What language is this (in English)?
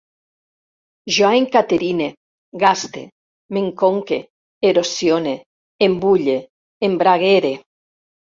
Catalan